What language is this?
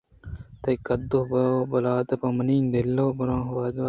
Eastern Balochi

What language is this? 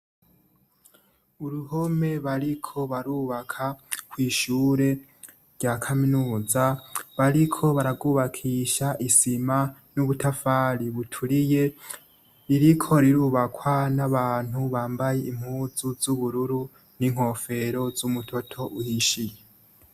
Rundi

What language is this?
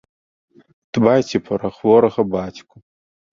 Belarusian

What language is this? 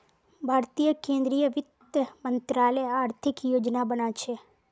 Magahi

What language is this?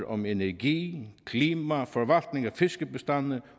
Danish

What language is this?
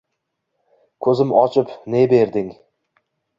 Uzbek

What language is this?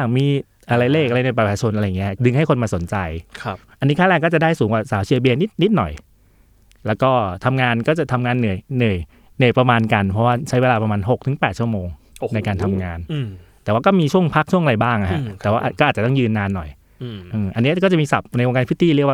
Thai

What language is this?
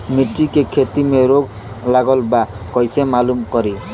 Bhojpuri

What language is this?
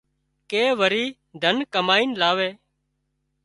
Wadiyara Koli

